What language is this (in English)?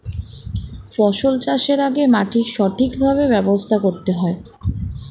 Bangla